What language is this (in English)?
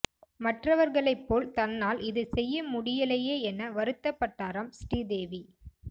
Tamil